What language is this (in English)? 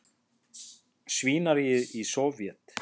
Icelandic